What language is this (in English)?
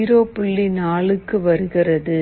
Tamil